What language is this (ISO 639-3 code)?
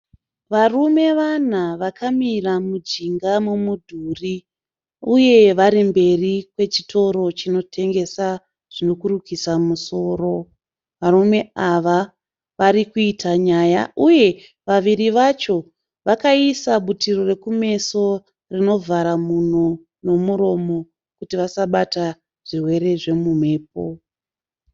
sna